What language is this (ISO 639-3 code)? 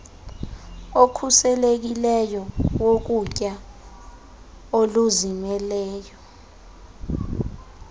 xho